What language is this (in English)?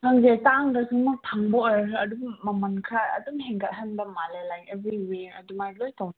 Manipuri